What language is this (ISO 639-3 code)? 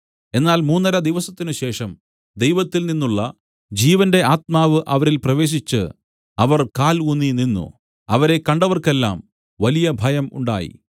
mal